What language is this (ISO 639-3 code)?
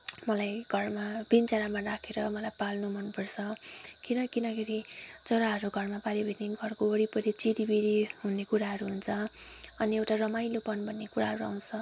nep